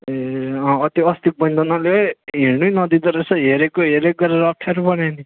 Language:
Nepali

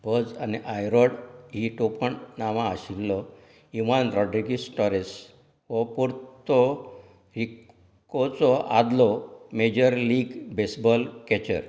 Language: Konkani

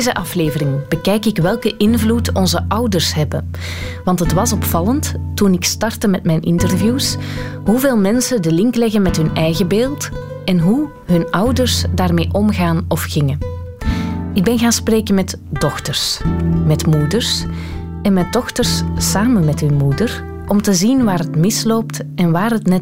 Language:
Dutch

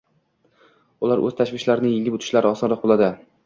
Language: Uzbek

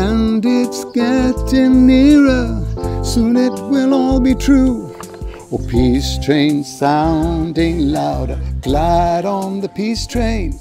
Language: English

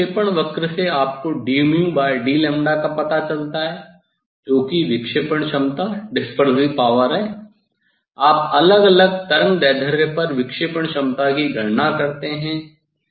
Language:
Hindi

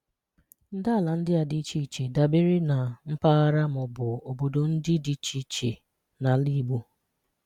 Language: Igbo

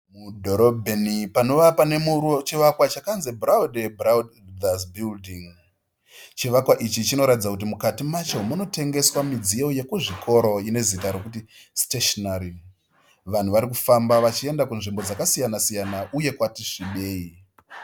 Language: Shona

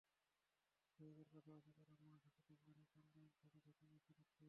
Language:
Bangla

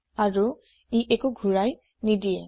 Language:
Assamese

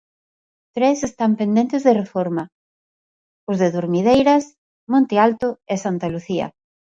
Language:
Galician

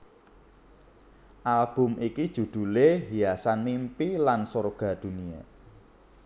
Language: Javanese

